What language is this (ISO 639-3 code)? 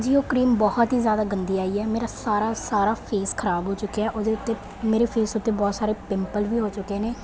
pan